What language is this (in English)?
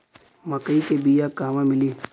Bhojpuri